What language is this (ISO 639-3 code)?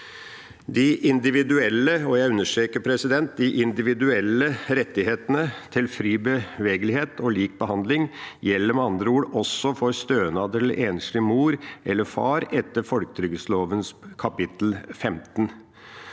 nor